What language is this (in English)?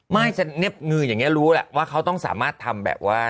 Thai